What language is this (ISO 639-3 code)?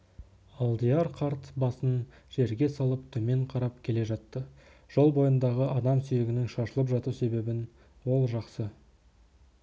kaz